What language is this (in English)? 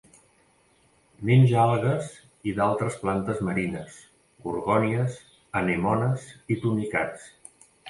Catalan